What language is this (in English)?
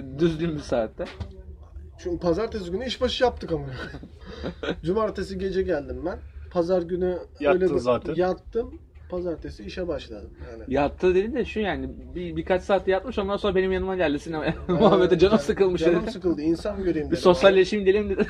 Turkish